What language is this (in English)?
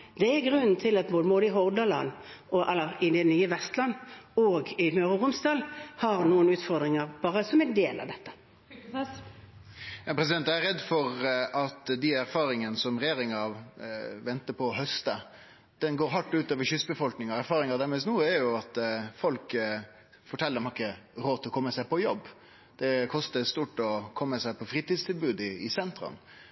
Norwegian